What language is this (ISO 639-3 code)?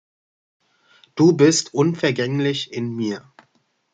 deu